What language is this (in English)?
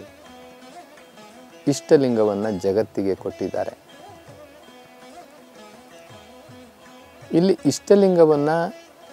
Hindi